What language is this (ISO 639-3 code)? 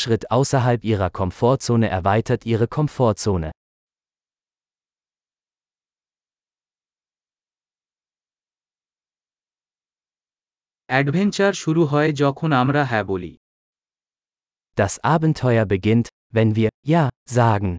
ben